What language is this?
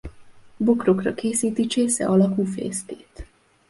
Hungarian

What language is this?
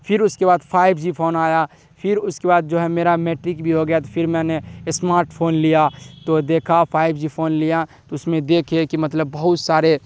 Urdu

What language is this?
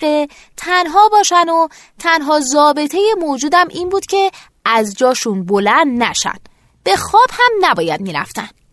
Persian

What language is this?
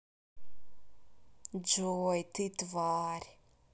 Russian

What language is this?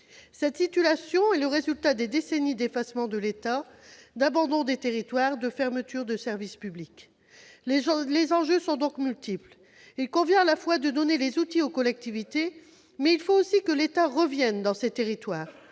French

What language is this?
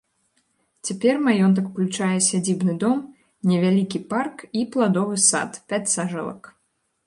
Belarusian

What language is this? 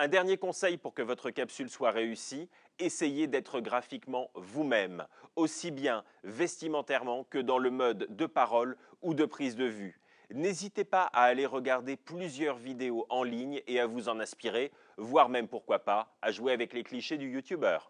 French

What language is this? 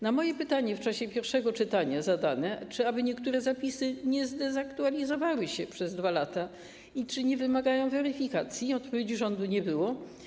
Polish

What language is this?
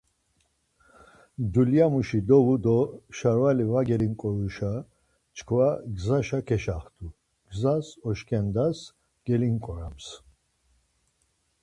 Laz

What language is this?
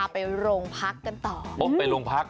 Thai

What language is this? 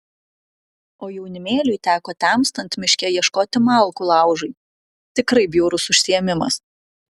Lithuanian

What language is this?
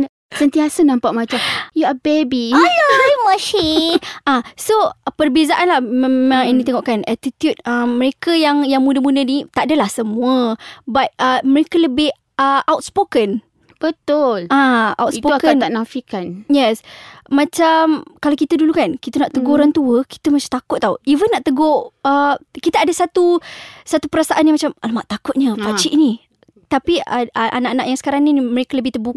Malay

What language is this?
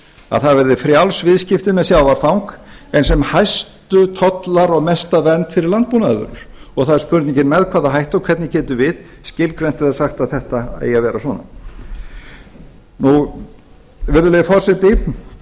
Icelandic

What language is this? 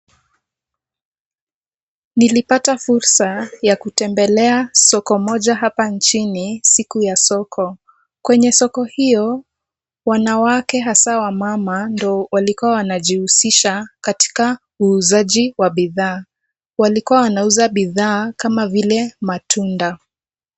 Swahili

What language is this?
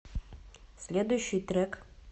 Russian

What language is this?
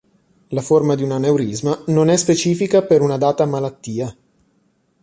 Italian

